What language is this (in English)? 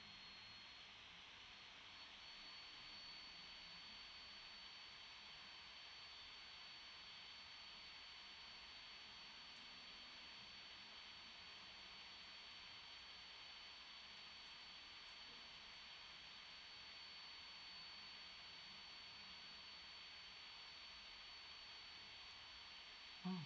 English